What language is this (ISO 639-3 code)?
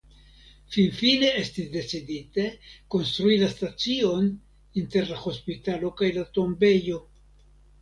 epo